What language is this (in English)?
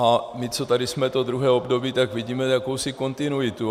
Czech